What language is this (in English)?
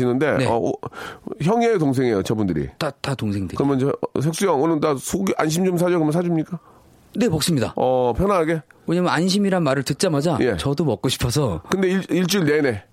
Korean